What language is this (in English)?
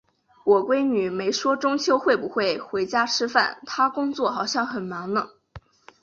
Chinese